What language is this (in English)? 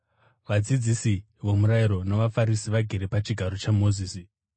Shona